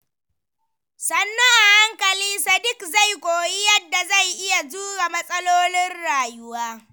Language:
Hausa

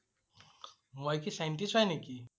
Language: Assamese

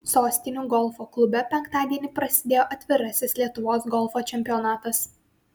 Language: Lithuanian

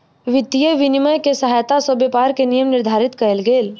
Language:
Maithili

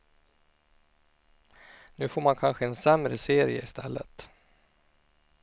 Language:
Swedish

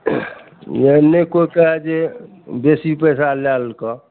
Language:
Maithili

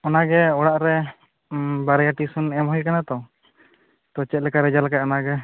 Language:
Santali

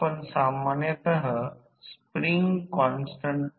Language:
Marathi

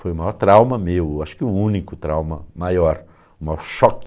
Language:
Portuguese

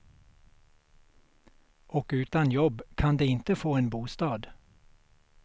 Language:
Swedish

